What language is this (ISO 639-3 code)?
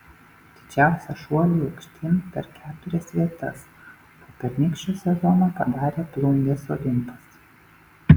lit